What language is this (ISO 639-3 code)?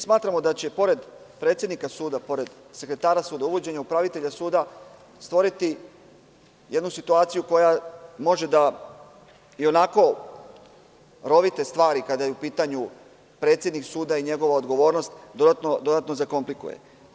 srp